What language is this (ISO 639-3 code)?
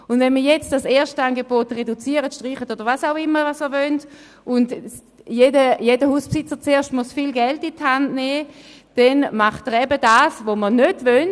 gsw